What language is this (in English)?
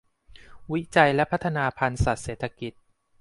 Thai